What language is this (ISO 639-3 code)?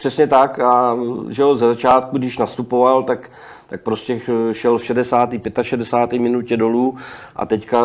ces